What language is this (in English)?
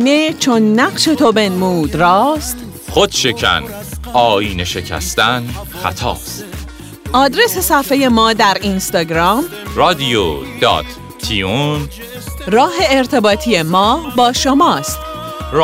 Persian